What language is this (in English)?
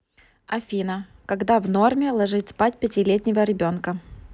Russian